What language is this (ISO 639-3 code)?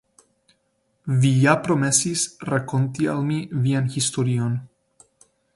epo